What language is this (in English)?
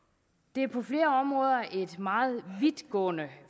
Danish